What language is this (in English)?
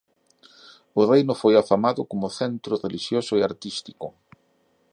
Galician